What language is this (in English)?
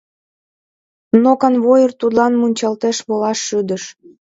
Mari